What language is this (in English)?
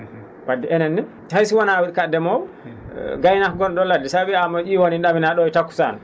Fula